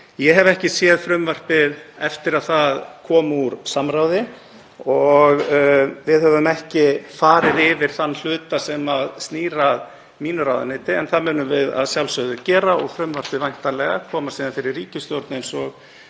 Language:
Icelandic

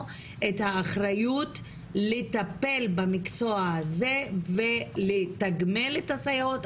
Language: Hebrew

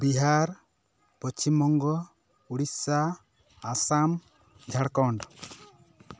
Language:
Santali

